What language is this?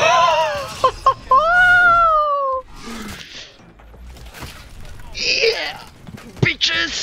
Polish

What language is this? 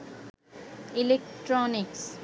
Bangla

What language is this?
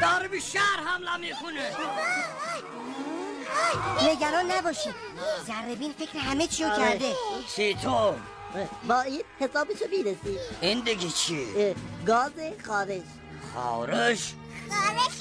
Persian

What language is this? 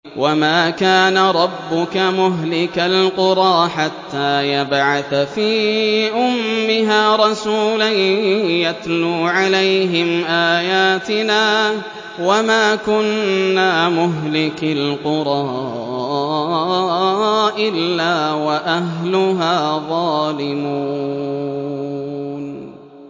Arabic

